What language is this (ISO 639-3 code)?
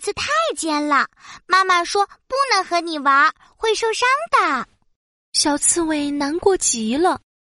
zho